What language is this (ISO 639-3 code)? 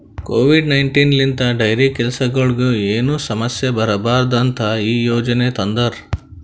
kan